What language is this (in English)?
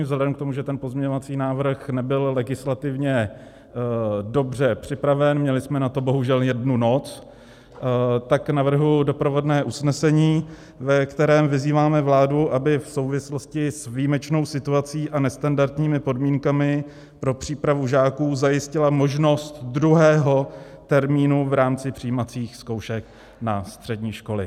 Czech